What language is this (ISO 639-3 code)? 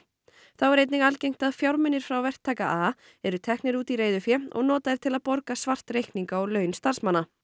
isl